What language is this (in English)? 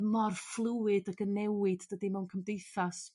Welsh